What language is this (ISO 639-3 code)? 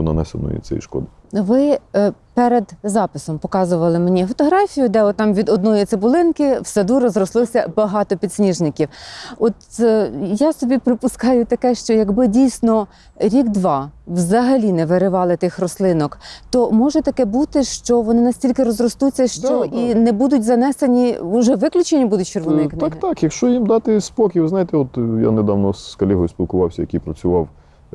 ukr